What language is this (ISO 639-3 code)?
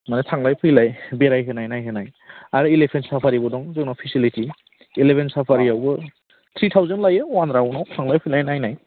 brx